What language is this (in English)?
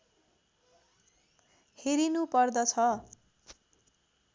Nepali